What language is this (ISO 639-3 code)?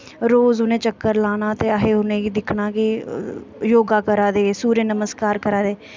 doi